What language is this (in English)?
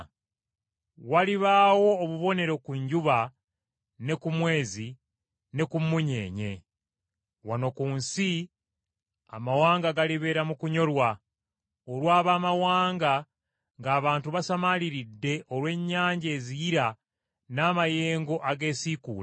Ganda